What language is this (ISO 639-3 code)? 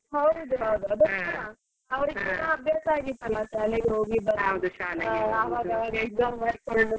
kan